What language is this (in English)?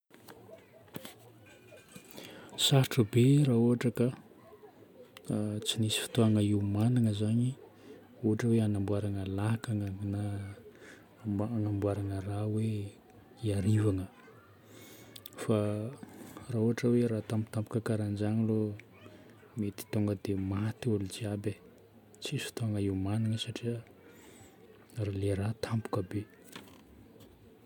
Northern Betsimisaraka Malagasy